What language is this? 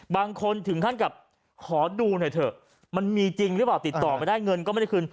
Thai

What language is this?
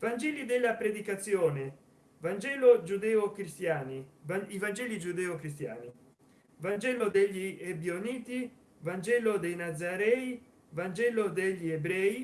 Italian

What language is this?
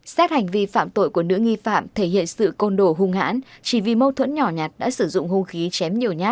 Vietnamese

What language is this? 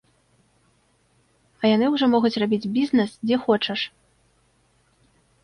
Belarusian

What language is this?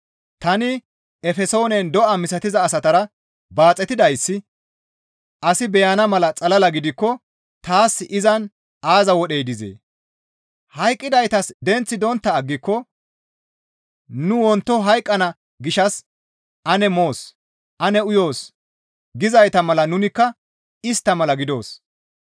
Gamo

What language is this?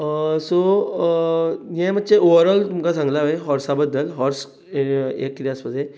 Konkani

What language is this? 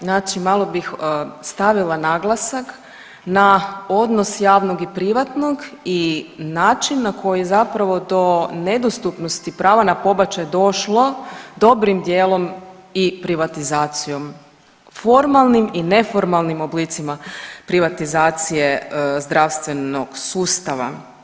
Croatian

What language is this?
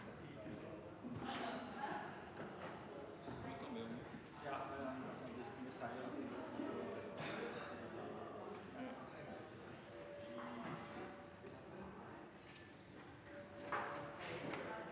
Norwegian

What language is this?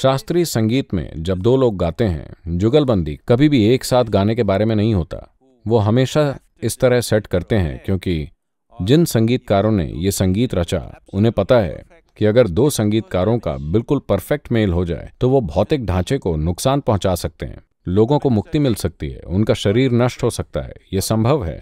Hindi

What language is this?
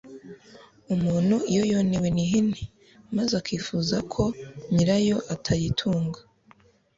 Kinyarwanda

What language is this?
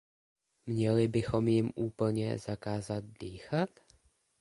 Czech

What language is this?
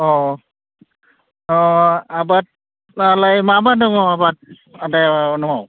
Bodo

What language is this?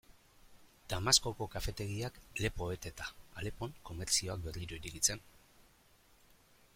Basque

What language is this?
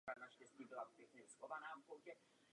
Czech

